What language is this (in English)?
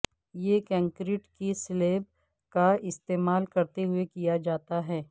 Urdu